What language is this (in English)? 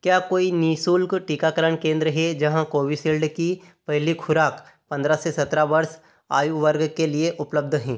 Hindi